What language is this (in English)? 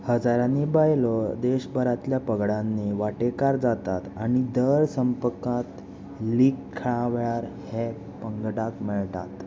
Konkani